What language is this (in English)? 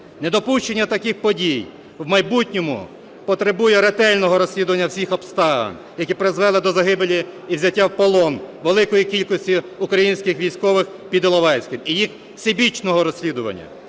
Ukrainian